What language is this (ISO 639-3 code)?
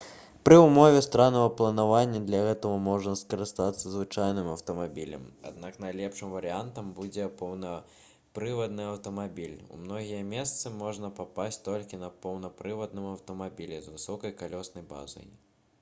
bel